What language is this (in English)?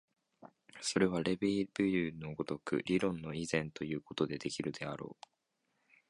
Japanese